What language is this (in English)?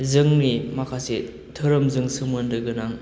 Bodo